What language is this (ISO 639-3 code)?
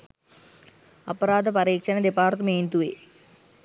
sin